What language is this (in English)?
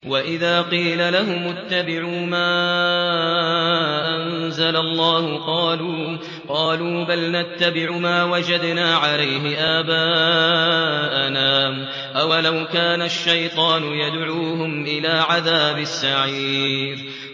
Arabic